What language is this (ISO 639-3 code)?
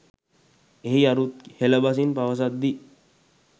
sin